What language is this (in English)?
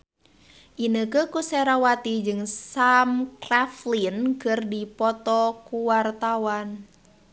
Sundanese